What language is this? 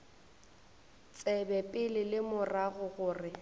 Northern Sotho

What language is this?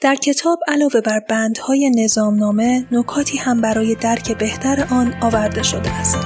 Persian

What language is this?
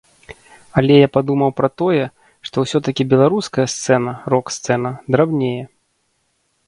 Belarusian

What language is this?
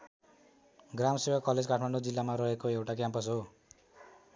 Nepali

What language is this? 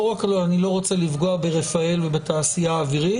Hebrew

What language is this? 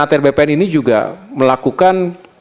Indonesian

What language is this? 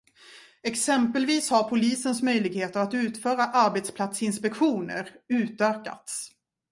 Swedish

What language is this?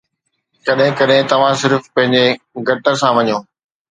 Sindhi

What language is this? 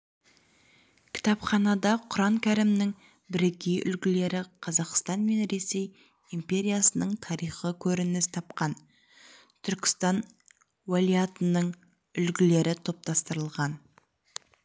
Kazakh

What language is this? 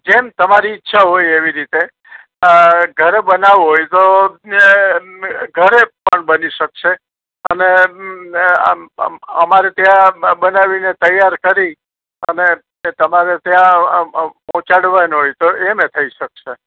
Gujarati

